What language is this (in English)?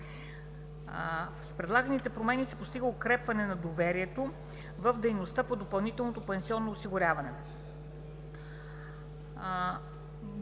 Bulgarian